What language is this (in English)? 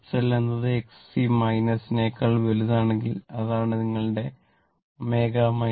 Malayalam